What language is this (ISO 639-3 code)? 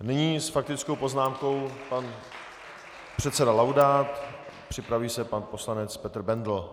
ces